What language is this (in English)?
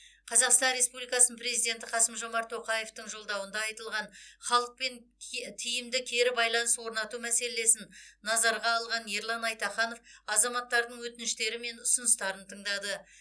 Kazakh